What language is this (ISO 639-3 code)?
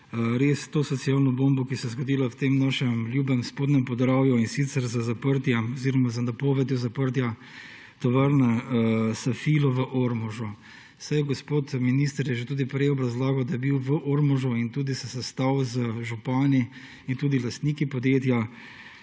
slv